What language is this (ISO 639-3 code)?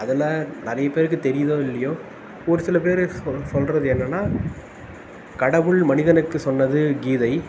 tam